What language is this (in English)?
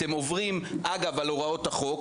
Hebrew